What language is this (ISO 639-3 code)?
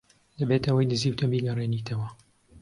ckb